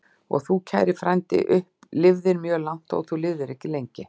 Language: Icelandic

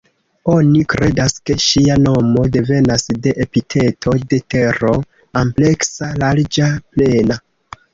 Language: Esperanto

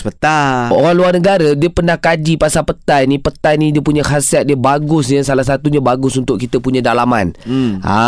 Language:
Malay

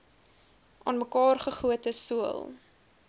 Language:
Afrikaans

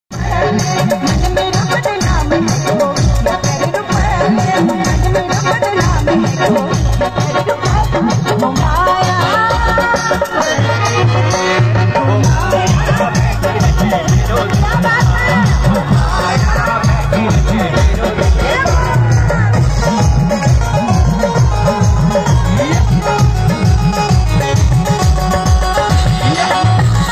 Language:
Arabic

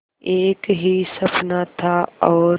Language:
Hindi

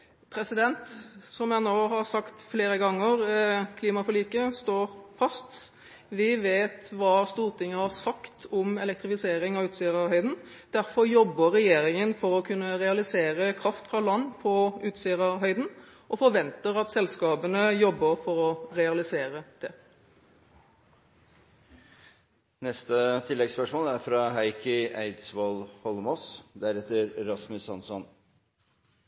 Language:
Norwegian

